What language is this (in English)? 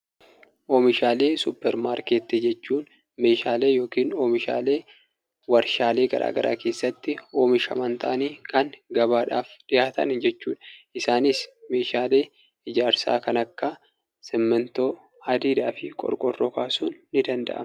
Oromo